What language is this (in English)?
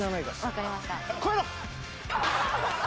Japanese